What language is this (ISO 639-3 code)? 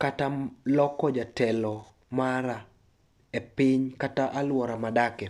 luo